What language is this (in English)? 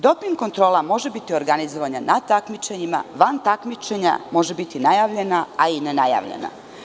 Serbian